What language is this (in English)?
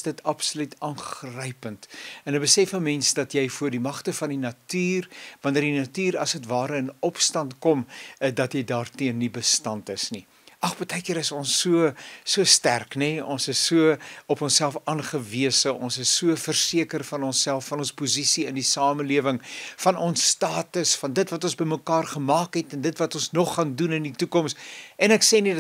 Dutch